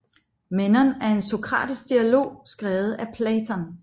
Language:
Danish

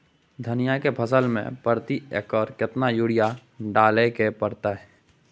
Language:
Maithili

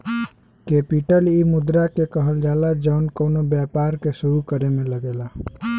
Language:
Bhojpuri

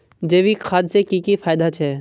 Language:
Magahi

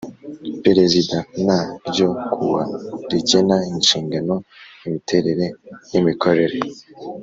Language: Kinyarwanda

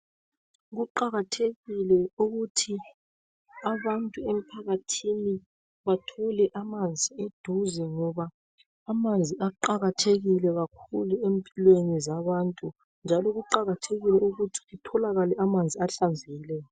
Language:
North Ndebele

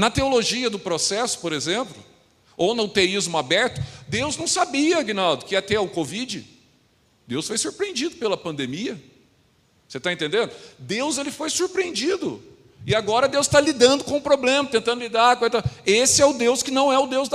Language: Portuguese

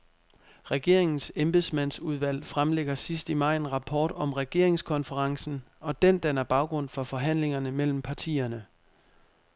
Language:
Danish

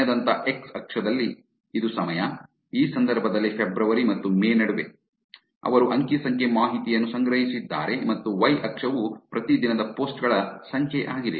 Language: Kannada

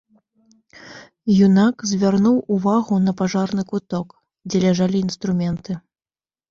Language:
Belarusian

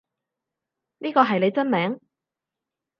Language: Cantonese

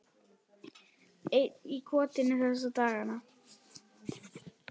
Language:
Icelandic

